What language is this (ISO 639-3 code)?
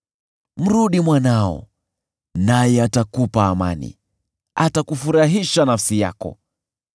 swa